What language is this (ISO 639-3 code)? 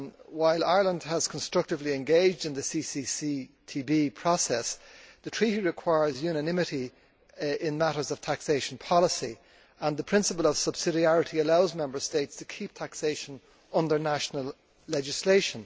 eng